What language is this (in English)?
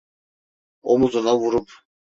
Turkish